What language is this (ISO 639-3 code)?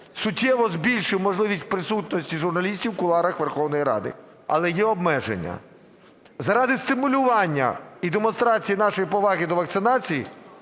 ukr